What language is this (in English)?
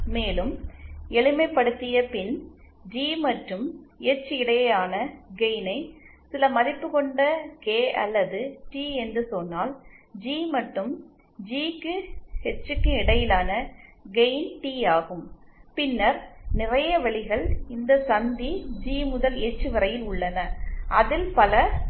Tamil